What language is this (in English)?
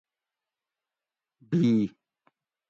Gawri